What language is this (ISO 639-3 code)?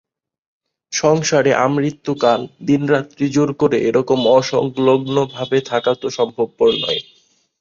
ben